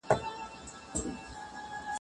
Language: Pashto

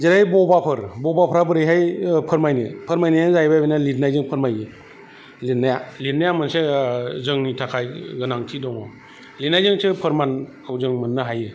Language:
Bodo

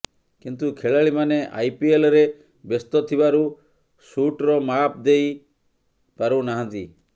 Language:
Odia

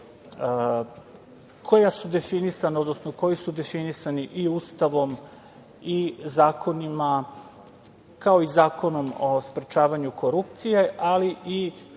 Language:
Serbian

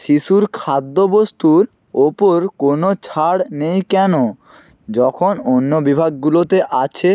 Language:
Bangla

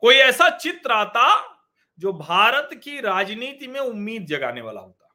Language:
Hindi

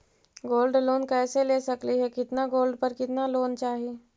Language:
Magahi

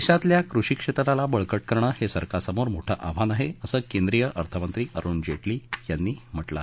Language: Marathi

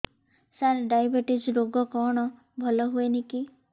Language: Odia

